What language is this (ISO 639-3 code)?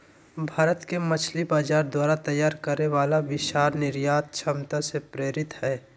mag